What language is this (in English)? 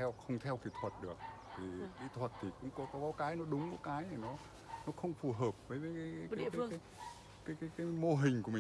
Vietnamese